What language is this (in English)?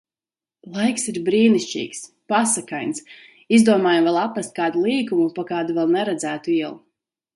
Latvian